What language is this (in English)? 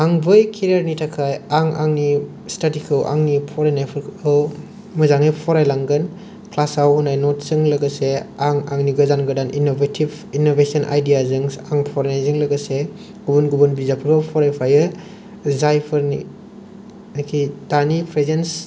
Bodo